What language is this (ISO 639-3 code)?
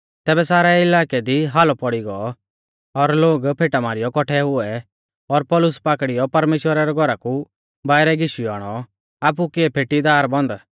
bfz